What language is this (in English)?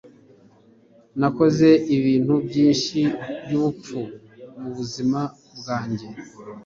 Kinyarwanda